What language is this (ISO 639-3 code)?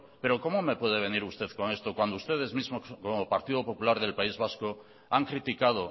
spa